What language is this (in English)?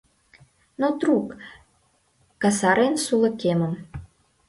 Mari